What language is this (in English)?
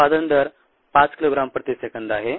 Marathi